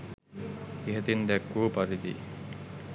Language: Sinhala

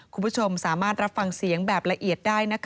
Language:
Thai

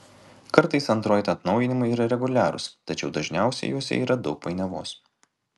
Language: Lithuanian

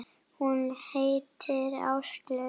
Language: Icelandic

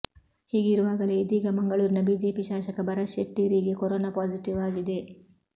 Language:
Kannada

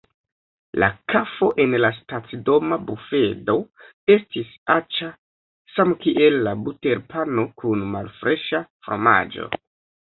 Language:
Esperanto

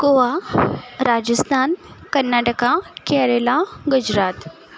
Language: Konkani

